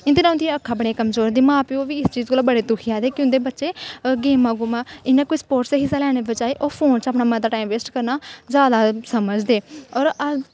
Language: Dogri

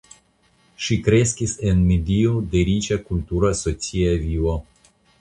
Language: Esperanto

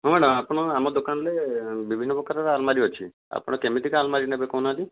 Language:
Odia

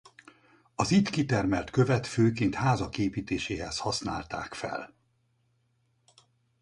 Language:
Hungarian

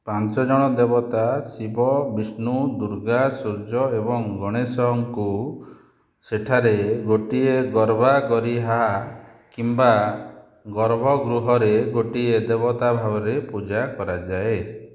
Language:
Odia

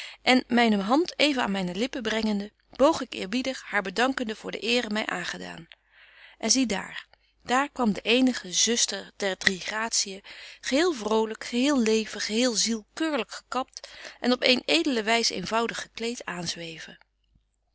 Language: Dutch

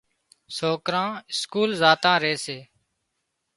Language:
Wadiyara Koli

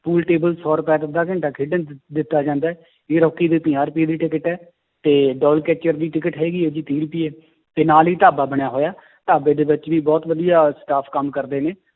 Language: Punjabi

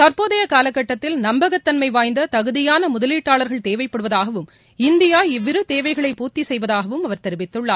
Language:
Tamil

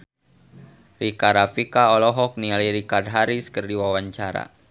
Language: Sundanese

